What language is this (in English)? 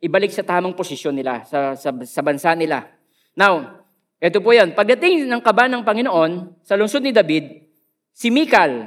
Filipino